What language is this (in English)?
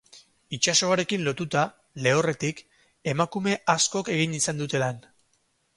Basque